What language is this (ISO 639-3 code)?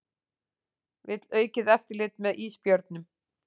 isl